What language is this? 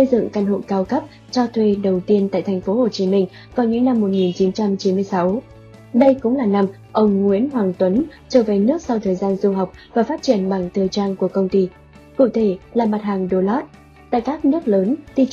Vietnamese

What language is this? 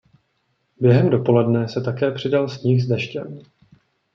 Czech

